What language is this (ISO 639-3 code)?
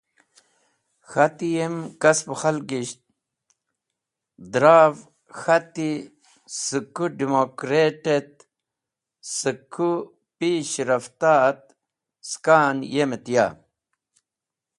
wbl